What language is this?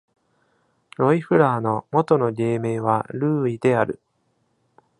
Japanese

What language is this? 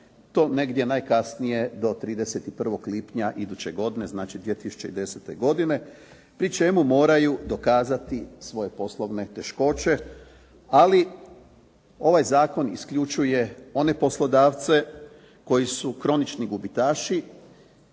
Croatian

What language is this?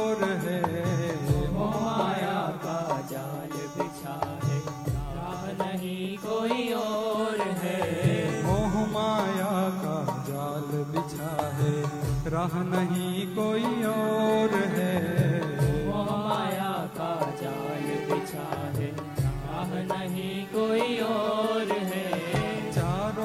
Hindi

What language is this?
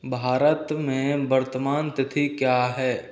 Hindi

